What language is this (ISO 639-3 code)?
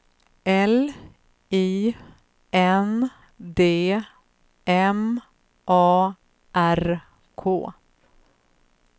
swe